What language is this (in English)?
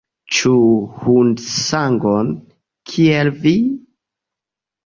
Esperanto